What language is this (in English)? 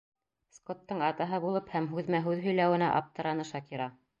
Bashkir